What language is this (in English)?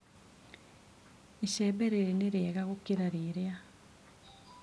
Kikuyu